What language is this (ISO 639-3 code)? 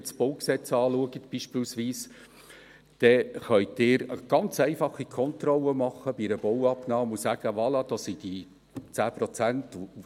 gsw